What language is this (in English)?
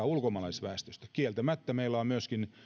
Finnish